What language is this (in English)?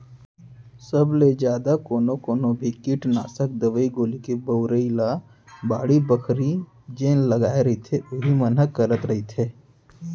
Chhattisgarhi